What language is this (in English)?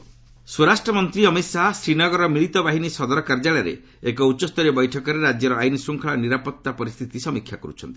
Odia